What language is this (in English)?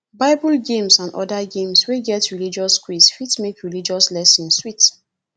Nigerian Pidgin